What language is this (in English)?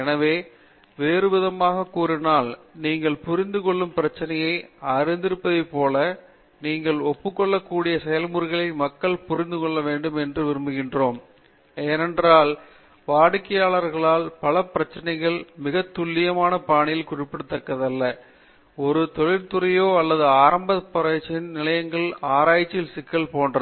Tamil